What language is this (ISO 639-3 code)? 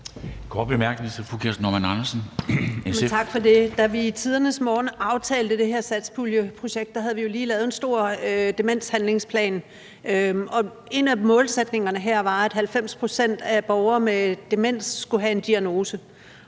dan